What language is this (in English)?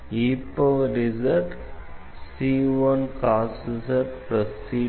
Tamil